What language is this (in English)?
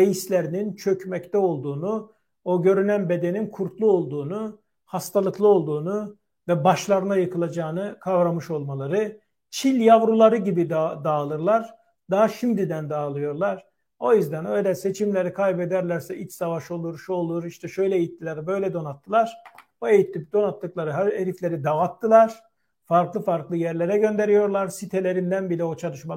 Turkish